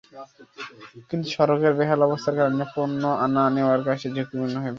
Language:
Bangla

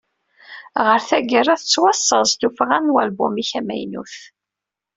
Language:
Kabyle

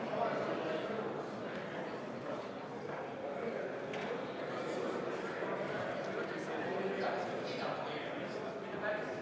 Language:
Estonian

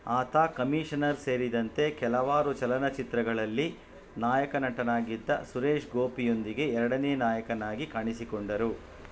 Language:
Kannada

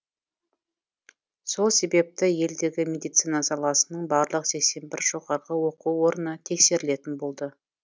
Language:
Kazakh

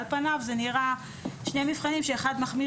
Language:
Hebrew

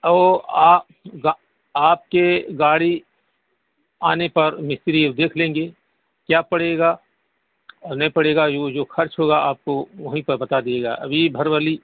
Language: Urdu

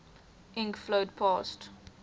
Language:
English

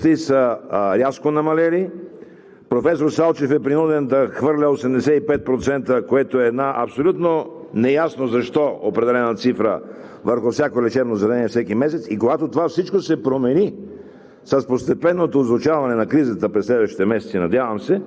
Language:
Bulgarian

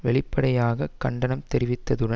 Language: Tamil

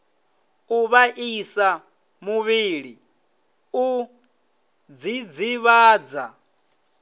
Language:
Venda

